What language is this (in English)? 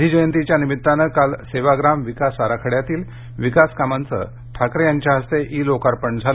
Marathi